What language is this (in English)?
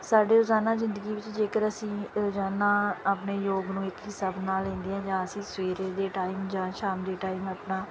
Punjabi